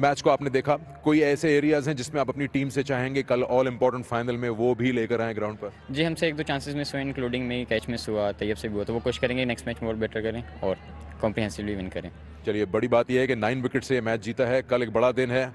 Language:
Hindi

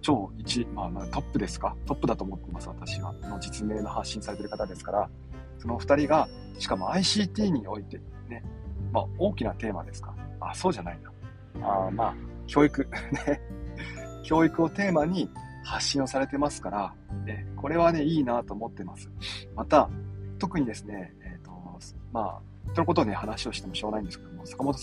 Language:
Japanese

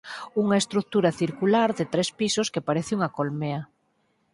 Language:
Galician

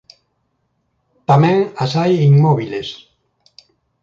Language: Galician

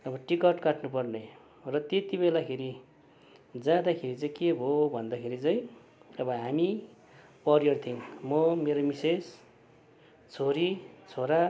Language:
Nepali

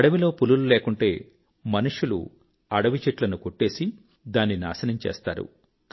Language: Telugu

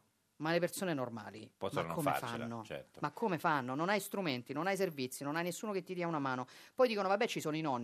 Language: Italian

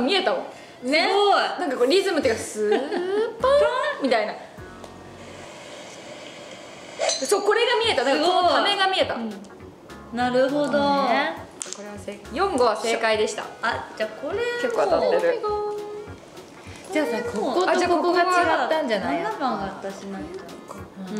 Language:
Japanese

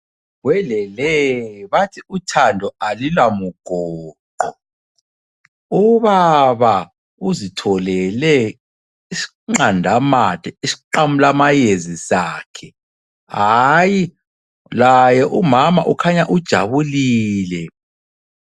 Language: North Ndebele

